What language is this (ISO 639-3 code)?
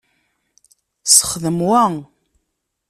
kab